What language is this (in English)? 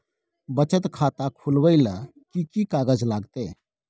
Maithili